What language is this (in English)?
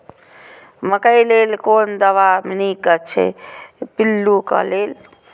Maithili